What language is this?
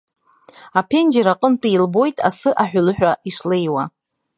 Abkhazian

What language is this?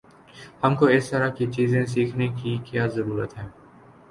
Urdu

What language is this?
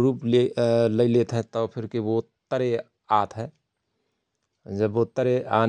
Rana Tharu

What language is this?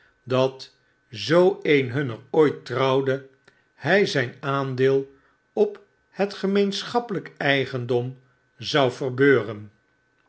Dutch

